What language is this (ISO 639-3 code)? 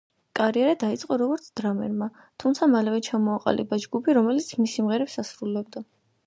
kat